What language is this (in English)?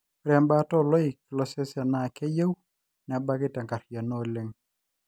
Masai